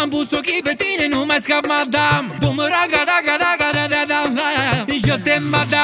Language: Romanian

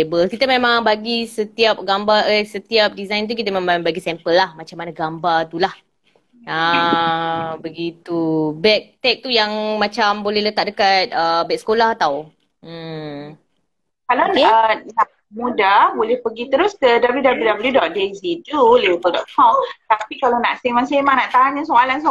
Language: Malay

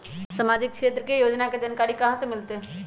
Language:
Magahi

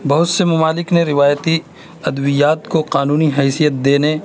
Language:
Urdu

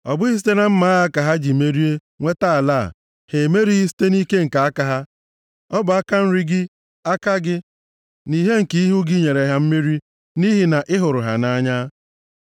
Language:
Igbo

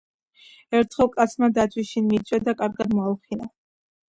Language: Georgian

